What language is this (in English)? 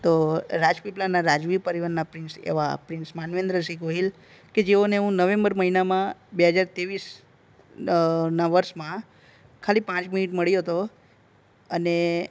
Gujarati